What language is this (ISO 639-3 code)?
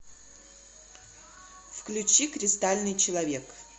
rus